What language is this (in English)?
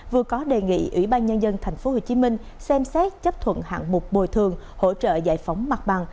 Vietnamese